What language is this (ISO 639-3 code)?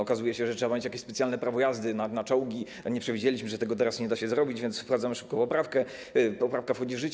pol